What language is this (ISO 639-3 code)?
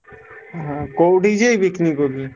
ori